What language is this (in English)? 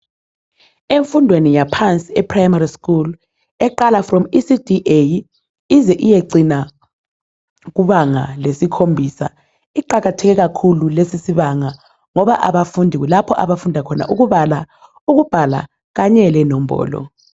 North Ndebele